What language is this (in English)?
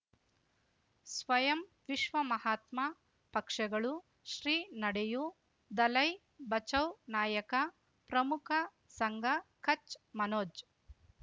Kannada